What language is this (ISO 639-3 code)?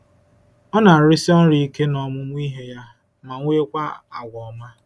ibo